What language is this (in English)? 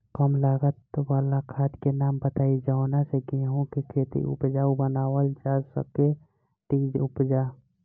Bhojpuri